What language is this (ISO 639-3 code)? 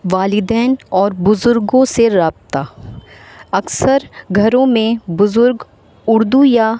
urd